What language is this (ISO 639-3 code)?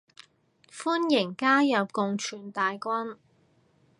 yue